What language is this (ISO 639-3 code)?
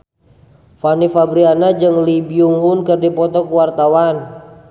sun